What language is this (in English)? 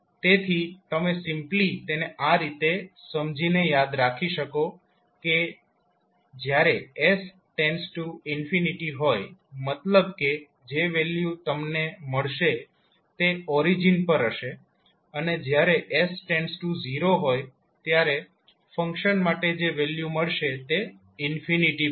Gujarati